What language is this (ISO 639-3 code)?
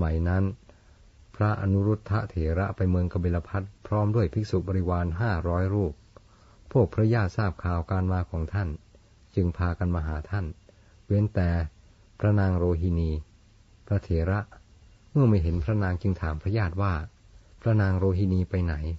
tha